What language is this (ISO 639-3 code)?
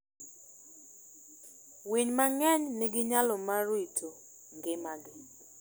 luo